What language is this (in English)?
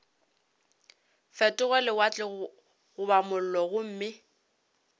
Northern Sotho